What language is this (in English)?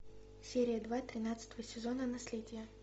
Russian